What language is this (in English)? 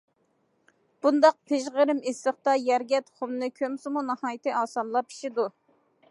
Uyghur